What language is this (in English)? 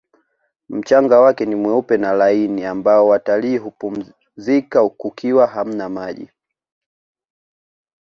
Swahili